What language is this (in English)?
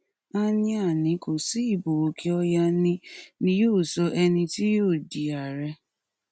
Yoruba